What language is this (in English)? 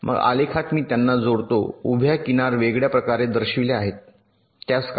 Marathi